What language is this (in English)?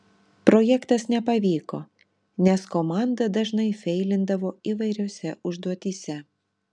Lithuanian